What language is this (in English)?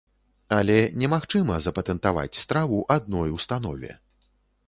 Belarusian